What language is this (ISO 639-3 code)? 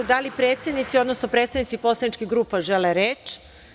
srp